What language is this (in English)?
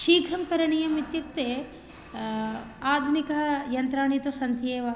Sanskrit